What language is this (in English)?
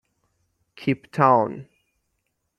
Persian